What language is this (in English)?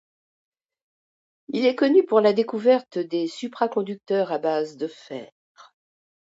French